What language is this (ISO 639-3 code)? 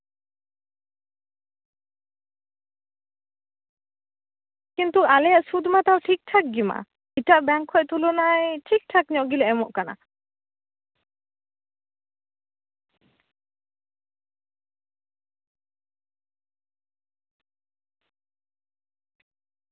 sat